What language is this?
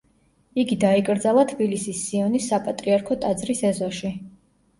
Georgian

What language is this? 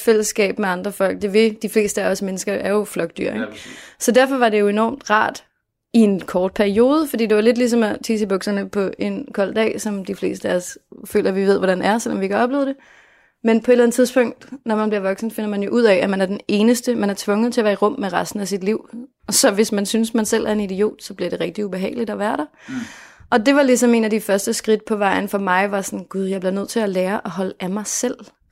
Danish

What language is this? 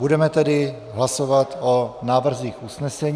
Czech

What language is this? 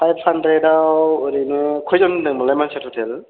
Bodo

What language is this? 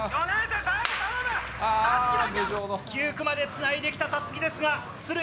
Japanese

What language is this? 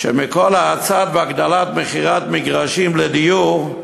Hebrew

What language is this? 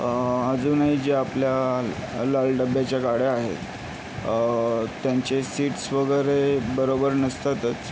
Marathi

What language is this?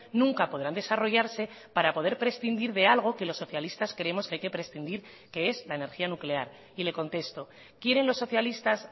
Spanish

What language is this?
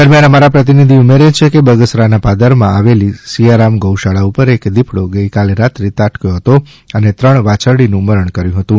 Gujarati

